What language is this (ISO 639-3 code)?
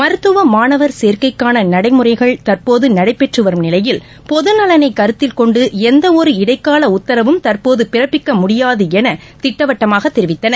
tam